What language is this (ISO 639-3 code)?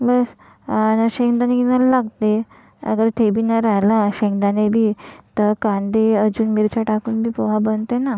mar